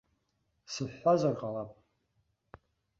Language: Abkhazian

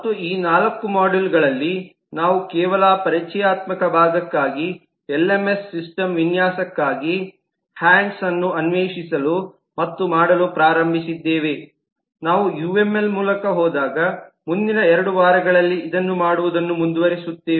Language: Kannada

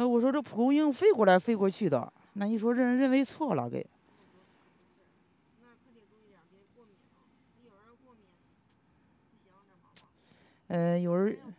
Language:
Chinese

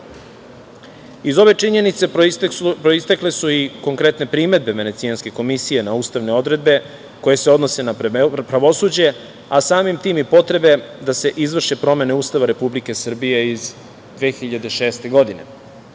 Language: Serbian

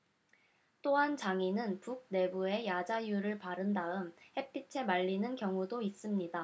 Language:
Korean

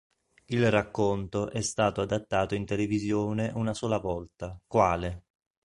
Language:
Italian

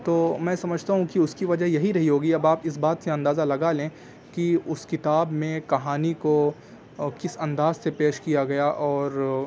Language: Urdu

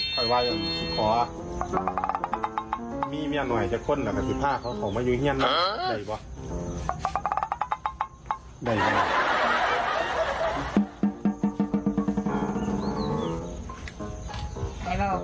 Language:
Thai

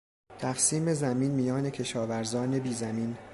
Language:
Persian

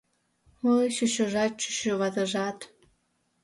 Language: Mari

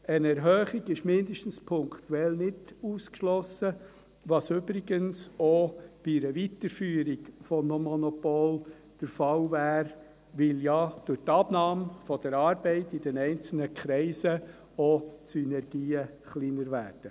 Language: Swiss German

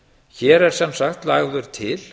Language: Icelandic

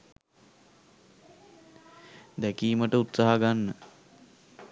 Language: Sinhala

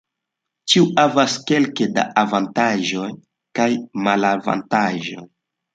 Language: Esperanto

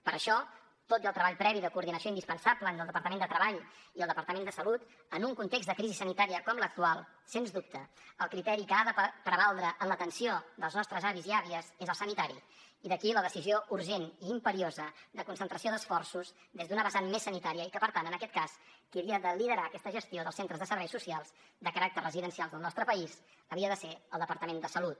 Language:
Catalan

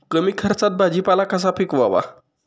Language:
Marathi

